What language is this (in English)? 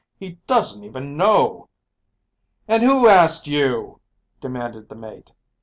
English